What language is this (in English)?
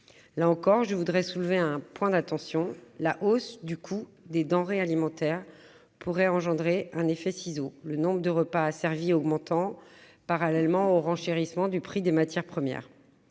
French